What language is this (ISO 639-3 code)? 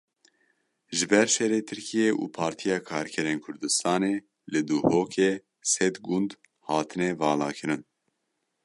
kur